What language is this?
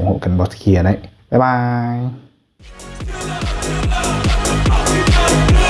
Vietnamese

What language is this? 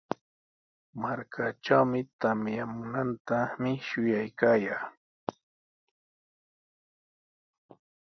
Sihuas Ancash Quechua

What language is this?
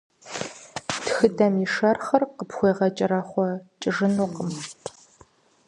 Kabardian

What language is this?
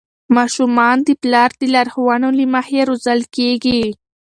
Pashto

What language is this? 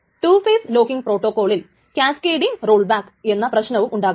Malayalam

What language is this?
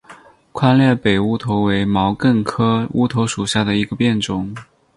Chinese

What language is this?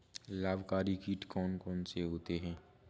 Hindi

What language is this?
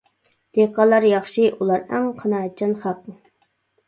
Uyghur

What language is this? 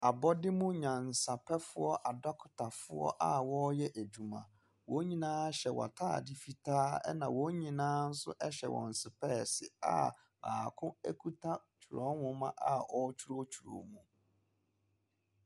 Akan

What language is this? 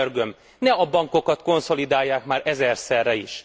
Hungarian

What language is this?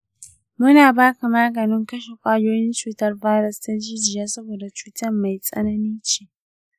Hausa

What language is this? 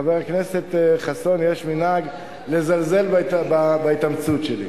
Hebrew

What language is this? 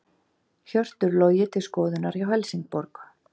Icelandic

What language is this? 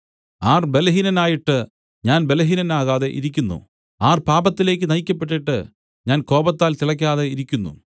Malayalam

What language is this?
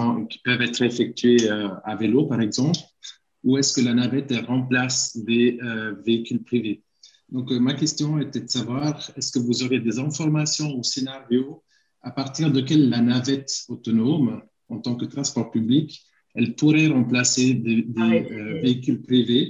French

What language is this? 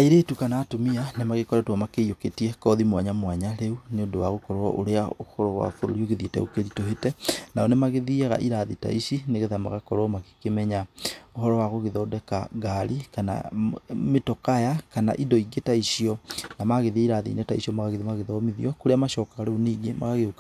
Kikuyu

